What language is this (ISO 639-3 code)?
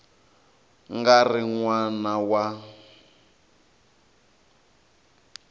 tso